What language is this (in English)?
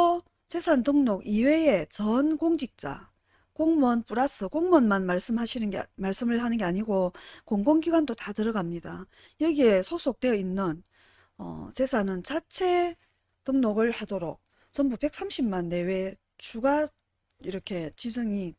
Korean